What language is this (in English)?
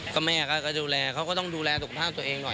Thai